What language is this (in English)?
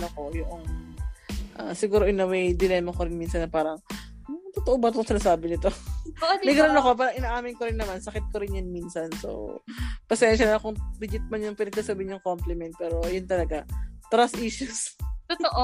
Filipino